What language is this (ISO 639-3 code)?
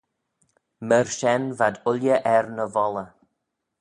glv